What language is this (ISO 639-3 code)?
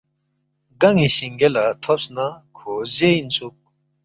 bft